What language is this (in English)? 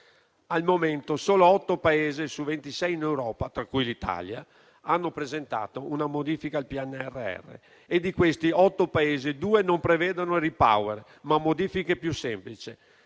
Italian